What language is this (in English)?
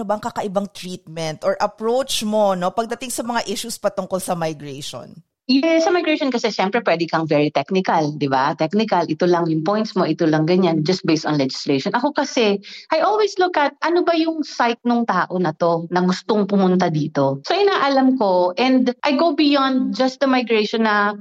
Filipino